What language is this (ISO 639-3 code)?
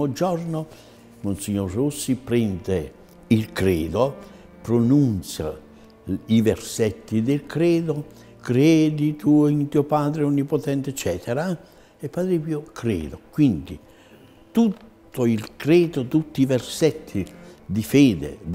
ita